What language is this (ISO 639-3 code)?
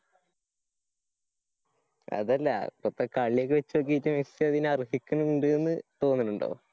mal